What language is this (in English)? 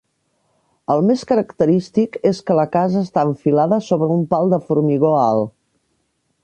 Catalan